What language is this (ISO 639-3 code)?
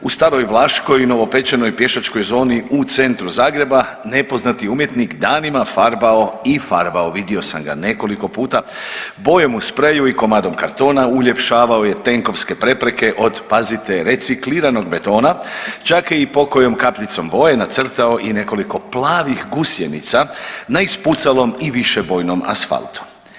hrv